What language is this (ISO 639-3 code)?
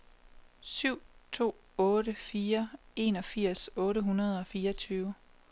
dan